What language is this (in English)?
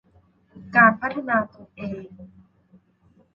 Thai